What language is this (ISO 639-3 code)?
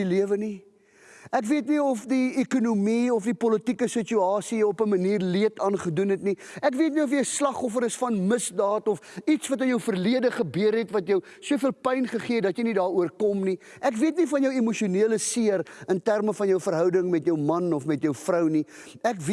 nld